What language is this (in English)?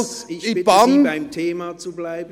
Swiss German